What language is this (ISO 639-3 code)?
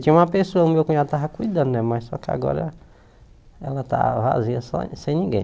por